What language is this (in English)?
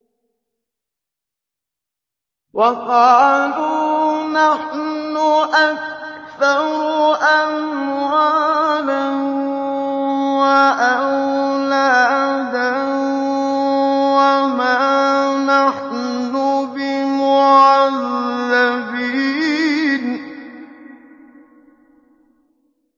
Arabic